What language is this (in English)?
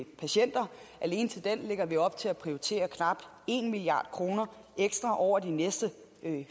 Danish